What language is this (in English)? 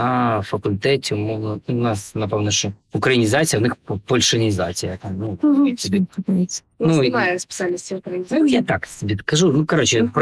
Ukrainian